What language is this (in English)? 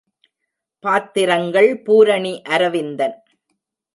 Tamil